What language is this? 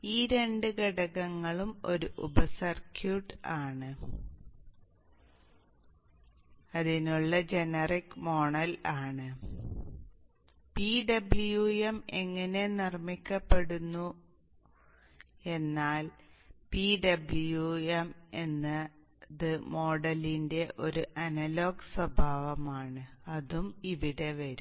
Malayalam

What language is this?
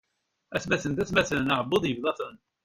Kabyle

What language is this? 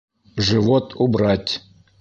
Bashkir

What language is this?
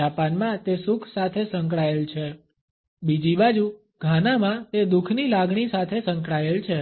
Gujarati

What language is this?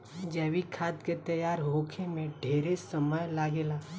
Bhojpuri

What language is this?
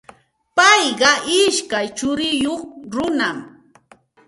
Santa Ana de Tusi Pasco Quechua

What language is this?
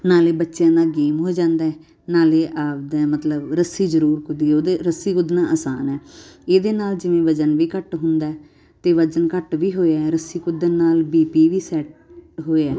Punjabi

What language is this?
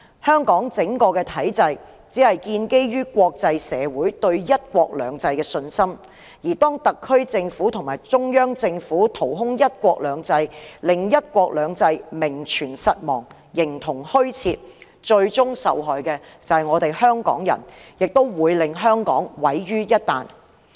Cantonese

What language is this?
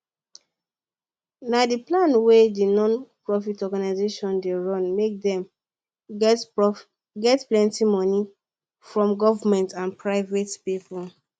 Nigerian Pidgin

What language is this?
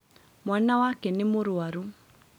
Kikuyu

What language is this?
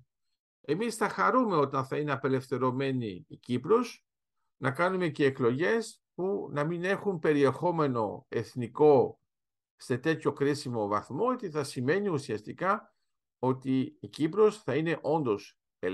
Greek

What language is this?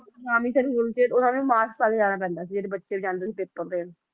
Punjabi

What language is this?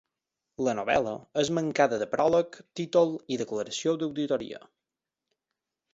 Catalan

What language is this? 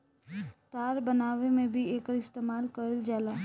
Bhojpuri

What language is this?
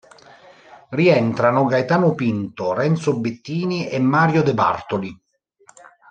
Italian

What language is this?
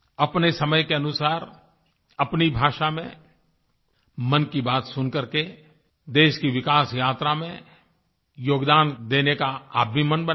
Hindi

